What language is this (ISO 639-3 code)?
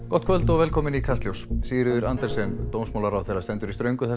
isl